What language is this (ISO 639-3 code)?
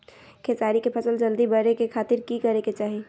mag